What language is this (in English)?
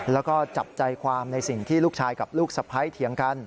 Thai